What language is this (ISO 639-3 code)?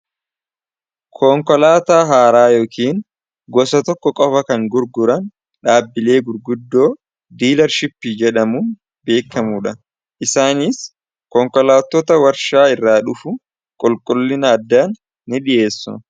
orm